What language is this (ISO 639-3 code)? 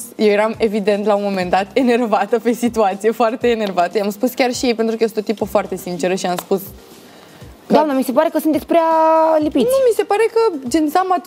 ron